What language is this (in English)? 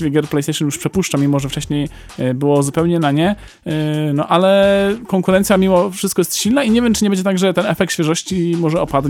Polish